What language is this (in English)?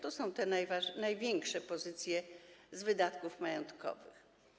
Polish